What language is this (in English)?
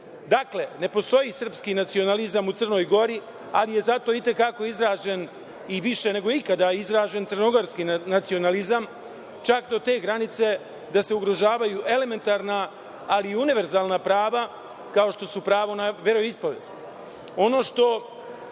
Serbian